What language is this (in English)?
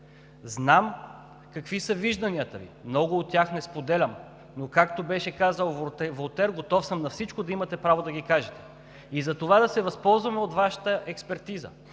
Bulgarian